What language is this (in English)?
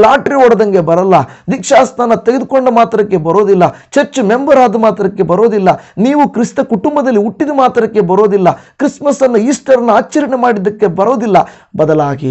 Kannada